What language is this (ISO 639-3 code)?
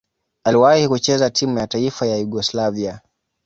swa